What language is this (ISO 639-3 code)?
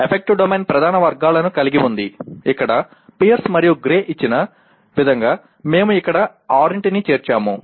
tel